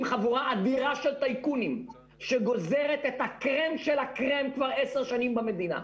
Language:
Hebrew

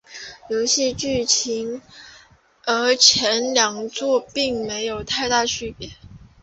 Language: Chinese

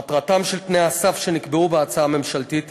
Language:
Hebrew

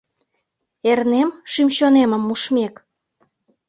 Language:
Mari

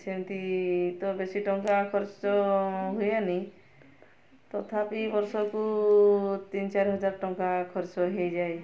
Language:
Odia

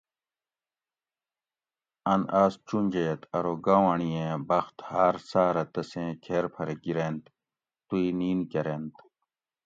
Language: Gawri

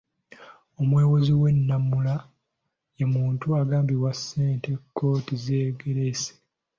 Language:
Ganda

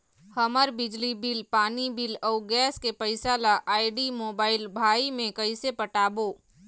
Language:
Chhattisgarhi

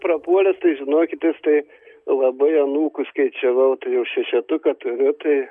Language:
Lithuanian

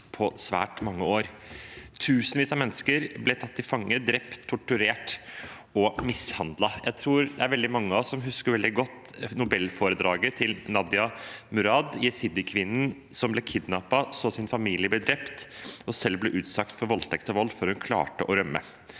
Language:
Norwegian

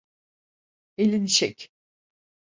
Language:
Turkish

